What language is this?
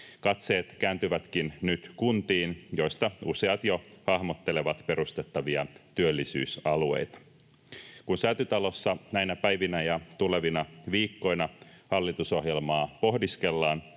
Finnish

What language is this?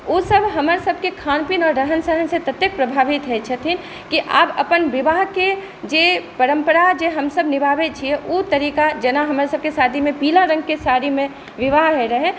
Maithili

